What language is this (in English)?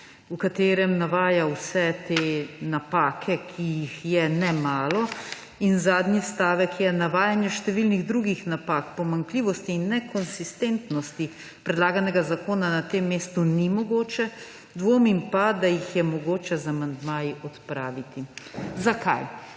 Slovenian